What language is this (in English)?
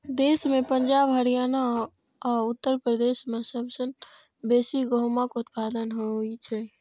Maithili